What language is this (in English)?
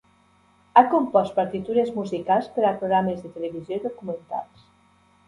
Catalan